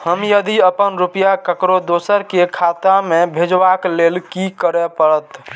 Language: Maithili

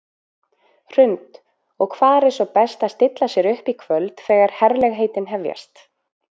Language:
Icelandic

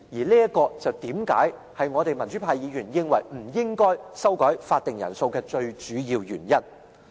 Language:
Cantonese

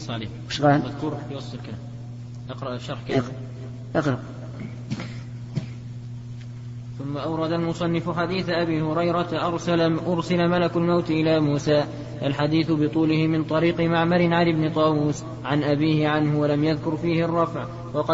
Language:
Arabic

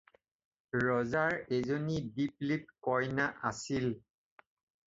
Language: Assamese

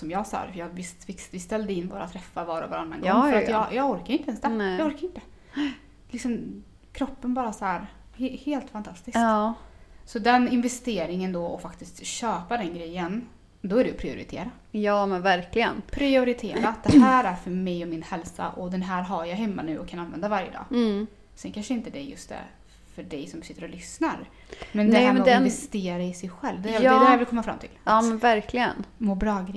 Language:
Swedish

